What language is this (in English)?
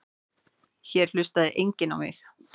Icelandic